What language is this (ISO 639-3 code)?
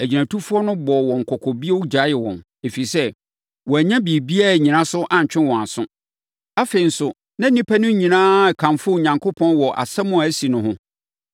aka